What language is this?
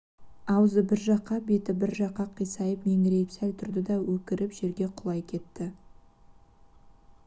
Kazakh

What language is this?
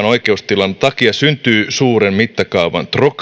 Finnish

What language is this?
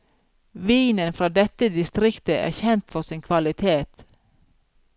Norwegian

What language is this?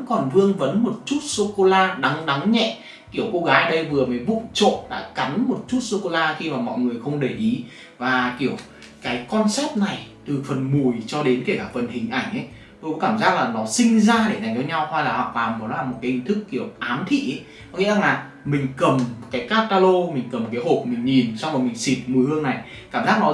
Vietnamese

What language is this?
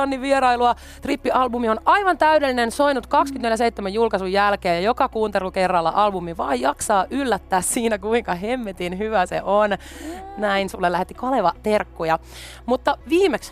Finnish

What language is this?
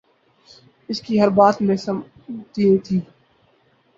Urdu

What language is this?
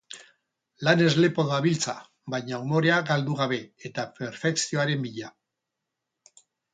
Basque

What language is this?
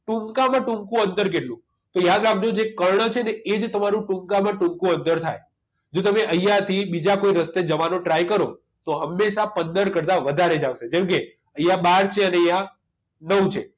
Gujarati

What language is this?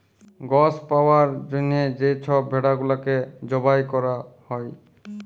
Bangla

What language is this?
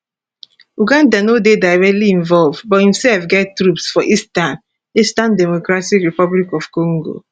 Nigerian Pidgin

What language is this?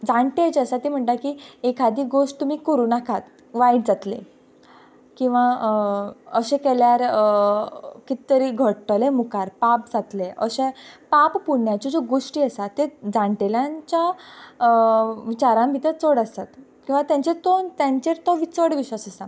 Konkani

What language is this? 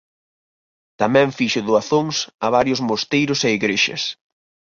Galician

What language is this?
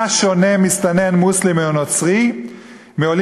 Hebrew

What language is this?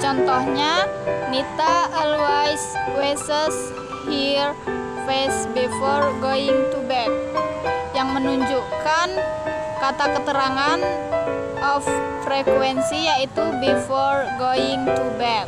Indonesian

